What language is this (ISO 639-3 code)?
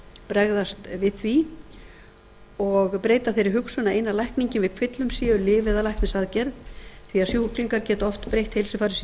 isl